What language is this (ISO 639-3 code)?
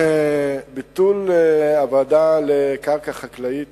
heb